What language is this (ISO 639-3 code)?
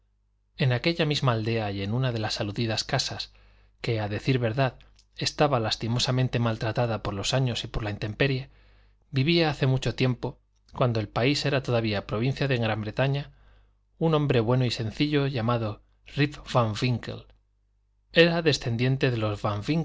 spa